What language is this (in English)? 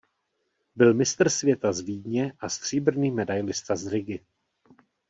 Czech